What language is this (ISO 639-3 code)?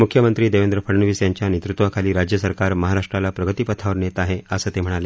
mar